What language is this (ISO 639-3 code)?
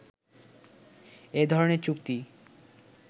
ben